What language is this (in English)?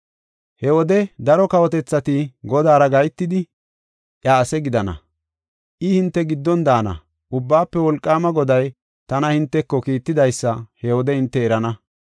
Gofa